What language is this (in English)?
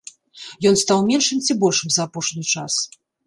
Belarusian